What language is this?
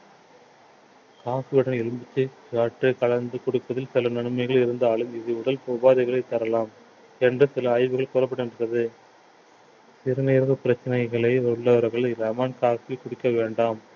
Tamil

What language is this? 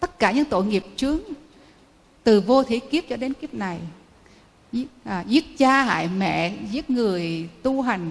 Vietnamese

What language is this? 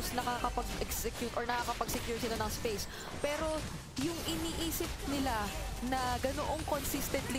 Filipino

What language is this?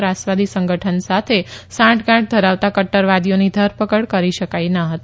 Gujarati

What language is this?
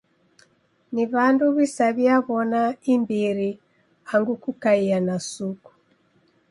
Taita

